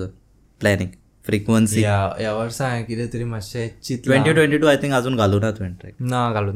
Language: Hindi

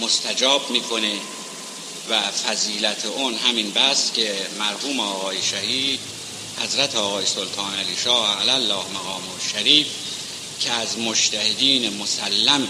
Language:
Persian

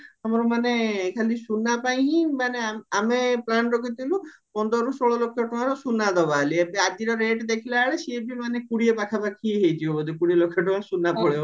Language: Odia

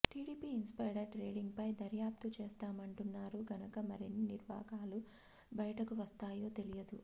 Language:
Telugu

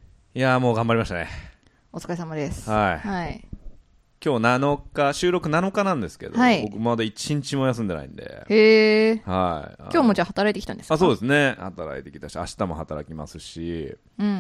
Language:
Japanese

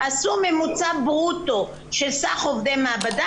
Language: Hebrew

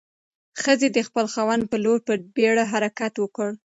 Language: Pashto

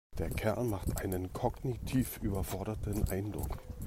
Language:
German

